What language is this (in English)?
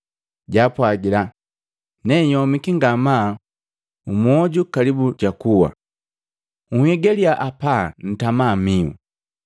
Matengo